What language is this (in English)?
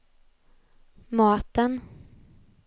Swedish